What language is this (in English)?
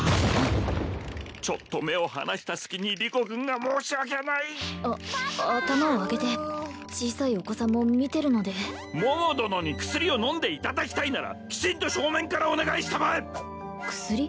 Japanese